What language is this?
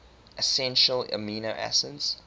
English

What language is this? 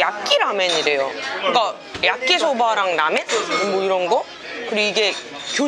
Korean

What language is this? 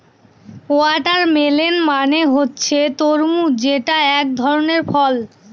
Bangla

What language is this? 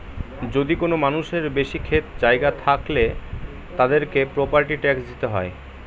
Bangla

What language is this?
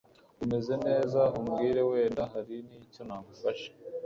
Kinyarwanda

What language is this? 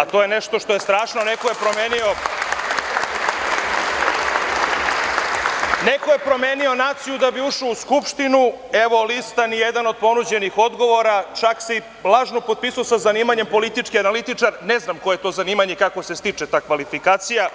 Serbian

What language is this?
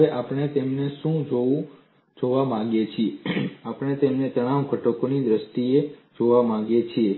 Gujarati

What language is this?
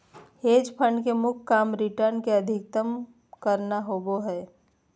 Magahi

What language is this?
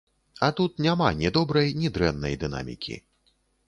Belarusian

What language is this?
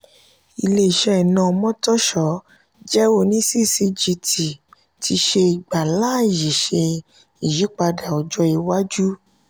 Yoruba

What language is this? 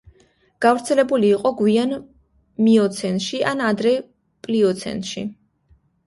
Georgian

